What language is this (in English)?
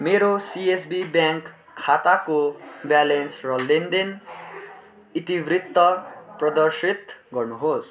Nepali